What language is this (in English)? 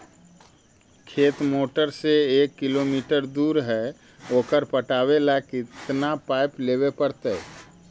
Magahi